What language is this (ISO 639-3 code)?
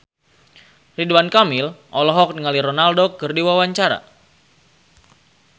sun